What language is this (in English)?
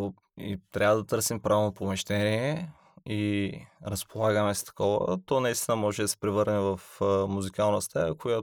Bulgarian